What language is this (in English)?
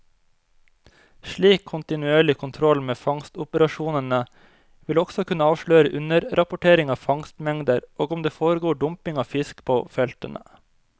Norwegian